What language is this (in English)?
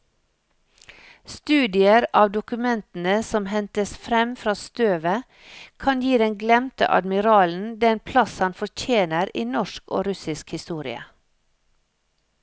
Norwegian